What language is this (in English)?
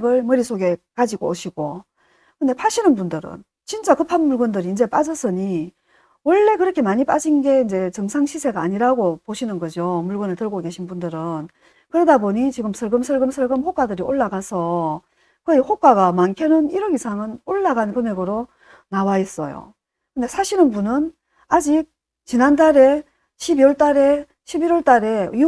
Korean